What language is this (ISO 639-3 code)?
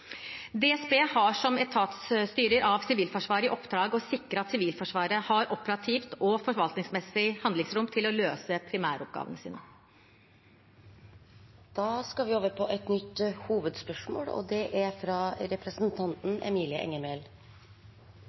nob